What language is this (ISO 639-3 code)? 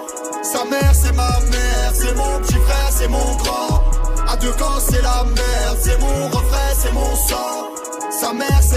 fra